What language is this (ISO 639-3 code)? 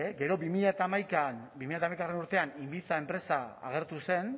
eus